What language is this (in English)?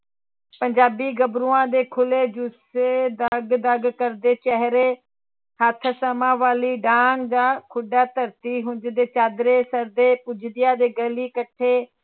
Punjabi